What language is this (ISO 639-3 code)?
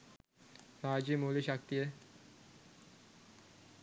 sin